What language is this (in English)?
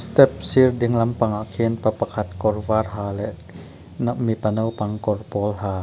Mizo